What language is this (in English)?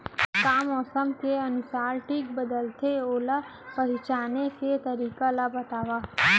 Chhattisgarhi